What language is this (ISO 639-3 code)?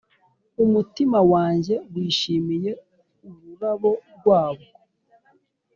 kin